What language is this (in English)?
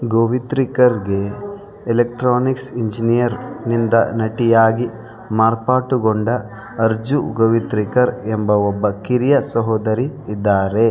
Kannada